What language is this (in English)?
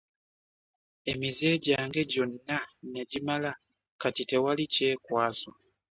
Ganda